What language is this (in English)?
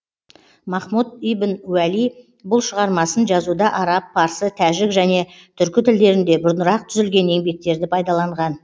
Kazakh